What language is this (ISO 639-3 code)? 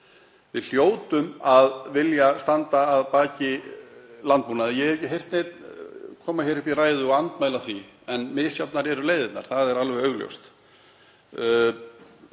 isl